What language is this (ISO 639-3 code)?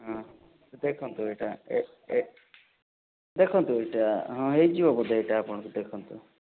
ori